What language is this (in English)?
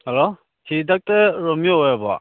Manipuri